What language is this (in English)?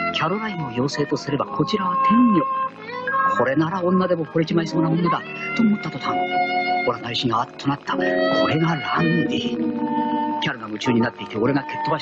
Japanese